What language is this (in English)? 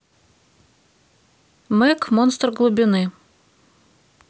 Russian